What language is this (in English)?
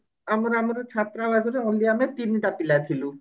Odia